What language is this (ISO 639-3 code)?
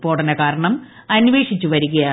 mal